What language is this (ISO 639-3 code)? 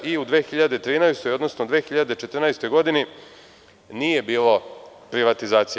srp